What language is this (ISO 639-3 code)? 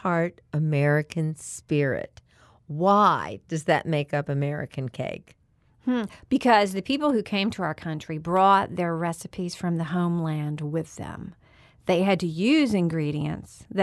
eng